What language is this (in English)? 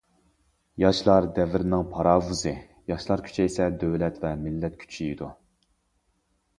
Uyghur